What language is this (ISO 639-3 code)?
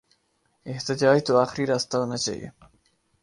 urd